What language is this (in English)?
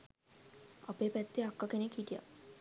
Sinhala